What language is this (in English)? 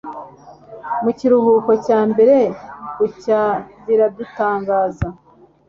Kinyarwanda